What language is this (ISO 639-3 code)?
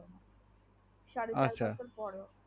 ben